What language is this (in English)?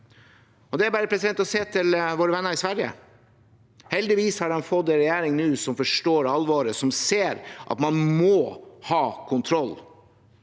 Norwegian